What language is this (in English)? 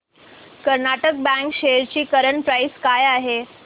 Marathi